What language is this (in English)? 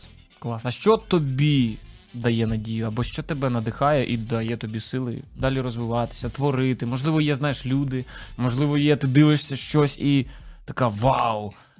Ukrainian